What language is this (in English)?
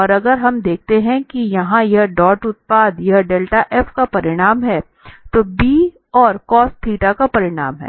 Hindi